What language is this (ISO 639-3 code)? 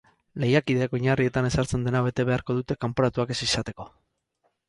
eus